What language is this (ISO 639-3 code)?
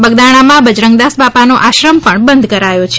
guj